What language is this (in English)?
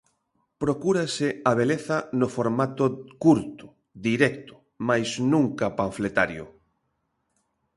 Galician